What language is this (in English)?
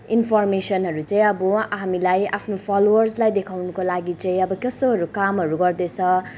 Nepali